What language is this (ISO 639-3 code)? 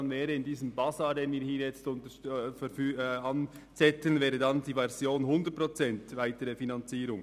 gsw